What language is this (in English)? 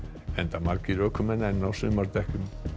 Icelandic